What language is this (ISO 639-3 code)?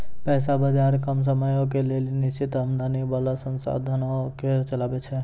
mai